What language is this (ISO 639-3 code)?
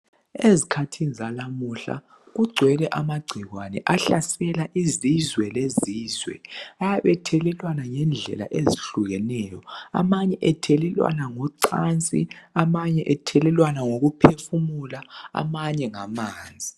nde